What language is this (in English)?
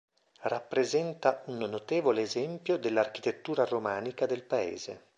Italian